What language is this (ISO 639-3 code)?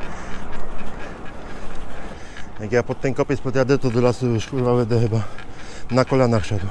pol